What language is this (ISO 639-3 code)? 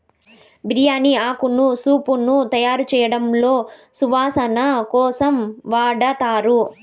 tel